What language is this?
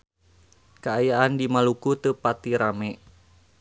Sundanese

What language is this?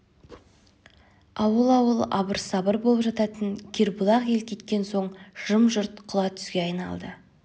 Kazakh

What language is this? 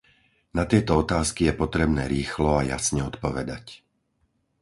Slovak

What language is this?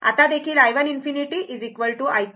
Marathi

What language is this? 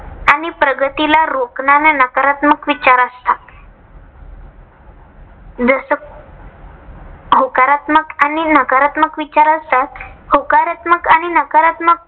Marathi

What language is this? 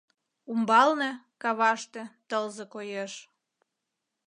Mari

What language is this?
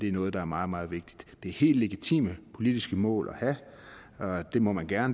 Danish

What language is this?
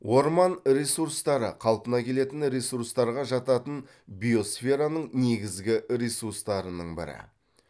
Kazakh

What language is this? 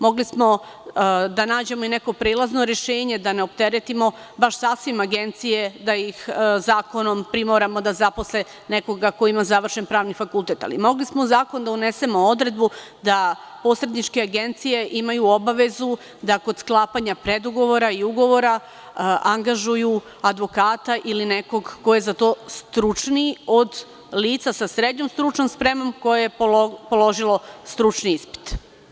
Serbian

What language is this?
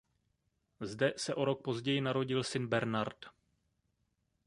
Czech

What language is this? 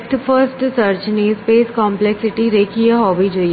Gujarati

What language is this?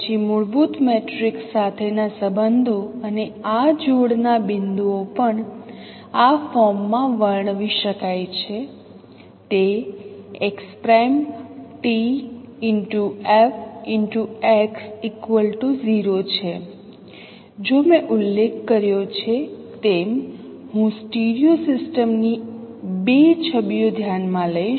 Gujarati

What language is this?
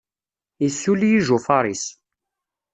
Kabyle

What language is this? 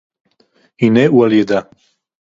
Hebrew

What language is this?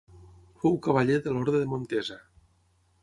Catalan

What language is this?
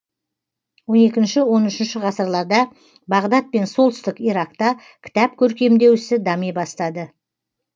Kazakh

